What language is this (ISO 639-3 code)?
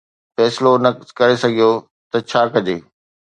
snd